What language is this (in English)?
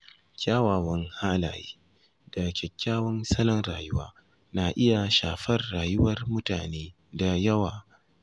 Hausa